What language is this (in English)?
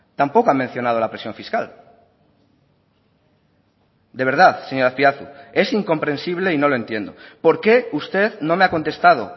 Spanish